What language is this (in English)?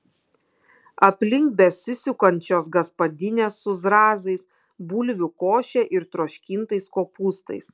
Lithuanian